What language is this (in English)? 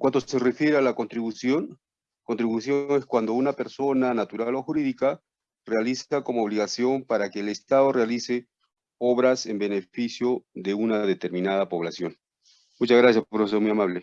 Spanish